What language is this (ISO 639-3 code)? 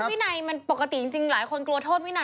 tha